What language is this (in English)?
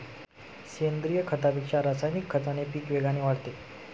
Marathi